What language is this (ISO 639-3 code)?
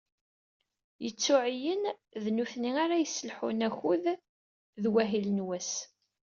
kab